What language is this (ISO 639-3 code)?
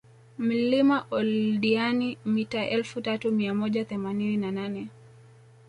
swa